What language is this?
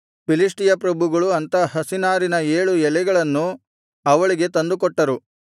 Kannada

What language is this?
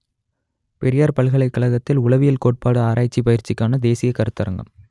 Tamil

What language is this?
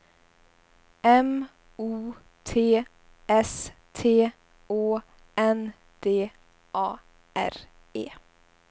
Swedish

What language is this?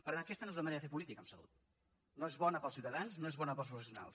Catalan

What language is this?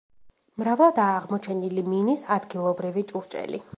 Georgian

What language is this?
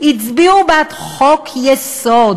Hebrew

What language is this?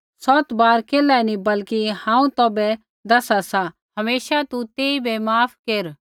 Kullu Pahari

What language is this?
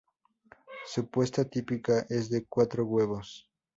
Spanish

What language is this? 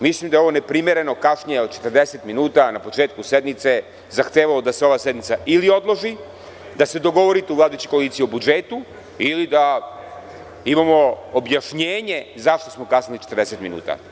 Serbian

